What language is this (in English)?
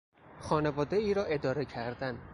Persian